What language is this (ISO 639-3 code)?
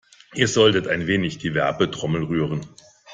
deu